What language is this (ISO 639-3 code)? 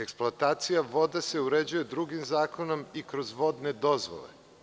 srp